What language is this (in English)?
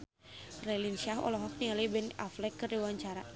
Sundanese